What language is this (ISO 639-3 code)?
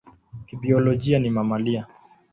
swa